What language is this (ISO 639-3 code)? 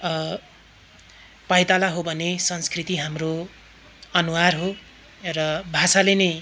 nep